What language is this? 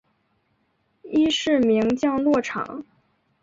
Chinese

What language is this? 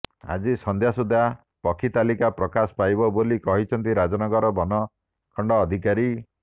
Odia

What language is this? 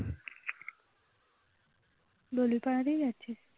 Bangla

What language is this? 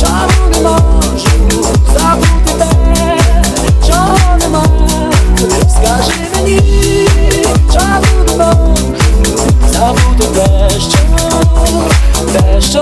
Ukrainian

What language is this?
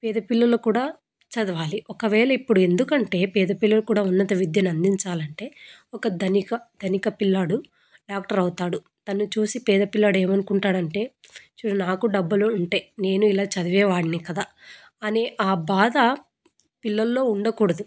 Telugu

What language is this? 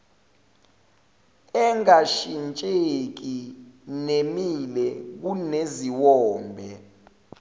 Zulu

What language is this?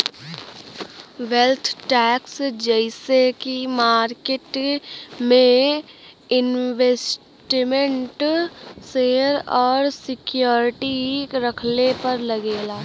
Bhojpuri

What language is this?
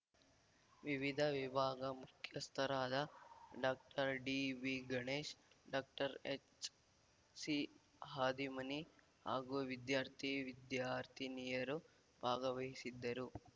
Kannada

